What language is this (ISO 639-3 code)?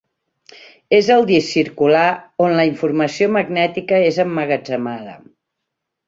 cat